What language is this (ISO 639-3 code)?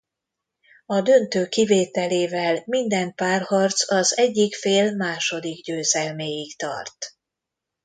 hun